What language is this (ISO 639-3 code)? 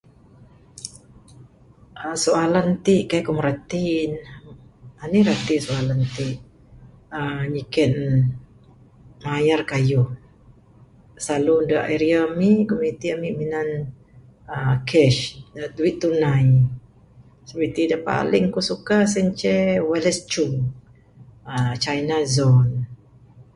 sdo